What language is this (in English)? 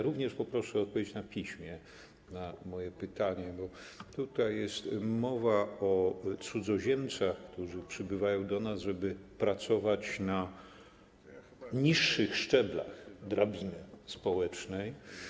Polish